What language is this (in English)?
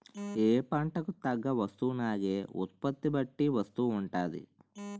Telugu